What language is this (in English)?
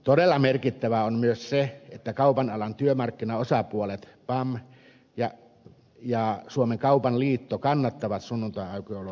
Finnish